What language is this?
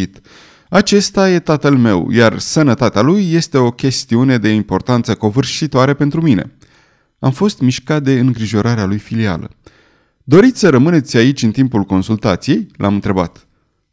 Romanian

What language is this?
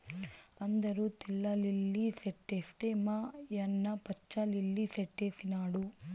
Telugu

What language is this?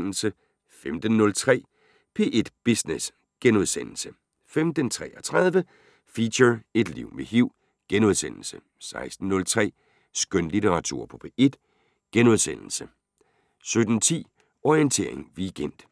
Danish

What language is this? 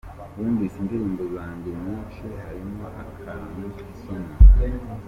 Kinyarwanda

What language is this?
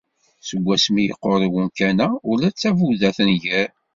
Kabyle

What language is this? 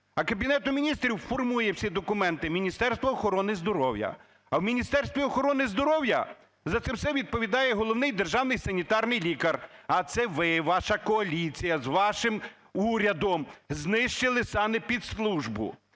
Ukrainian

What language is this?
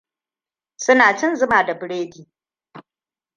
Hausa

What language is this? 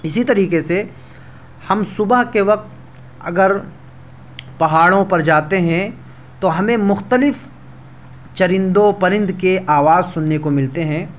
Urdu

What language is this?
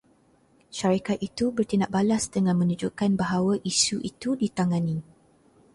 Malay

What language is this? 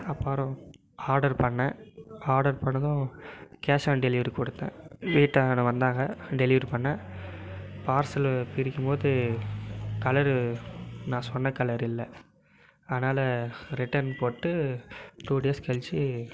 Tamil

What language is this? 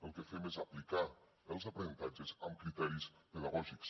Catalan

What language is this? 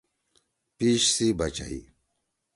Torwali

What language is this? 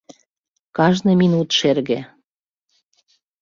Mari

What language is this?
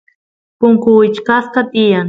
Santiago del Estero Quichua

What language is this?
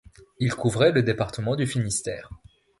French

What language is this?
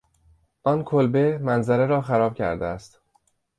Persian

